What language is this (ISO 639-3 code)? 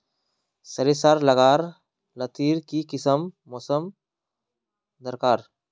mag